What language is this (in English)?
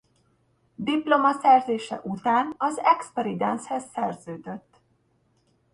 Hungarian